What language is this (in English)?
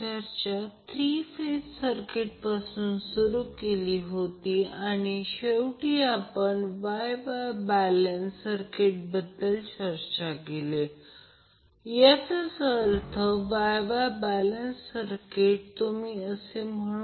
Marathi